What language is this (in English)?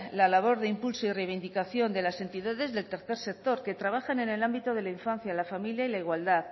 Spanish